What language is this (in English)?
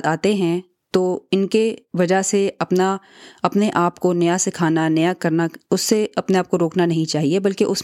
Urdu